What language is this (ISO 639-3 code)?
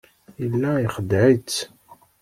kab